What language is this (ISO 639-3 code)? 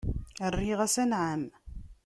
kab